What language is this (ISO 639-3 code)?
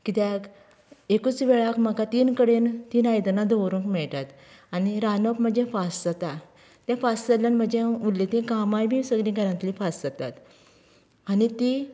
kok